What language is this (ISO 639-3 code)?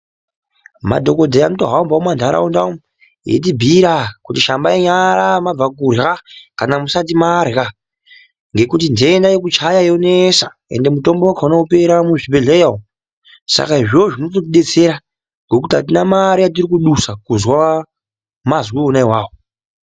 ndc